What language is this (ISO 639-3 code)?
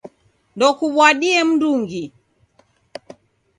dav